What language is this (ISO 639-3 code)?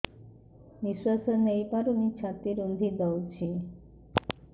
ori